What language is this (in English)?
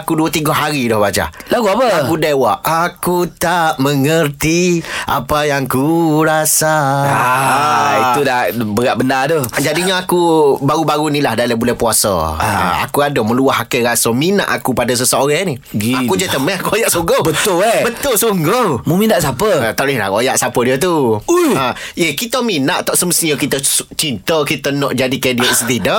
Malay